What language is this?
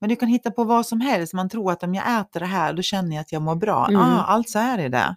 Swedish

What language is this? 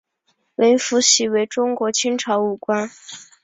Chinese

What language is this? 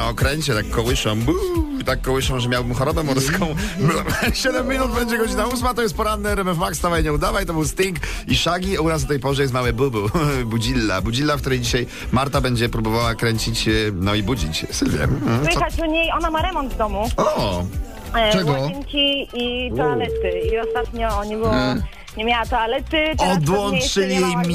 Polish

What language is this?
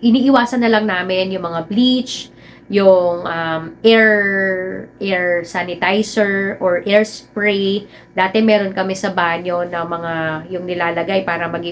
Filipino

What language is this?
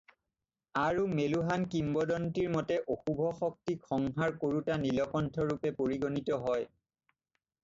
Assamese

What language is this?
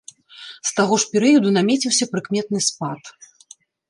Belarusian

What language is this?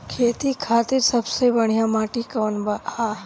Bhojpuri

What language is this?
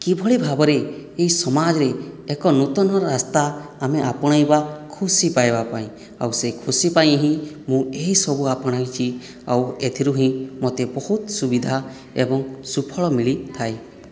Odia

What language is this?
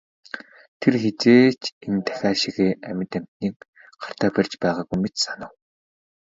Mongolian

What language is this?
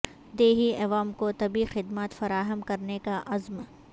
Urdu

